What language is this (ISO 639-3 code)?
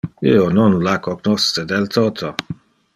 ina